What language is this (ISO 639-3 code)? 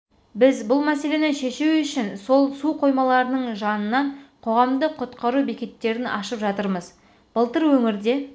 kaz